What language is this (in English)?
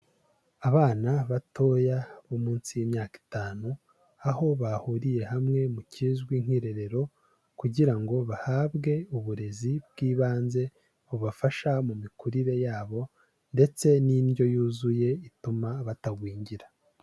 Kinyarwanda